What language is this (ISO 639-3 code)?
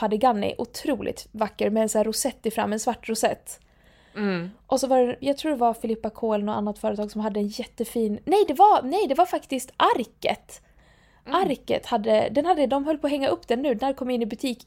swe